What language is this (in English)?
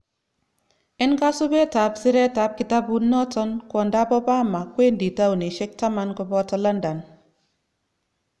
Kalenjin